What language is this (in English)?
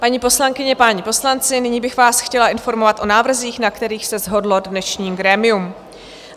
Czech